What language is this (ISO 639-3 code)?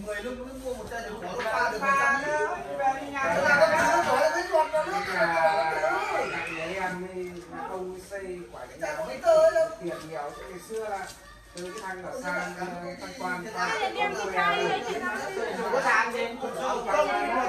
vie